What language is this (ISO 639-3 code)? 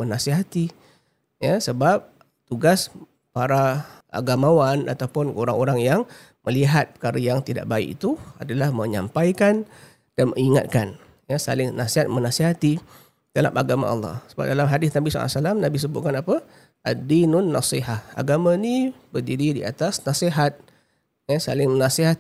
msa